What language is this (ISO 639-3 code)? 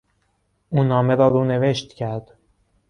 fas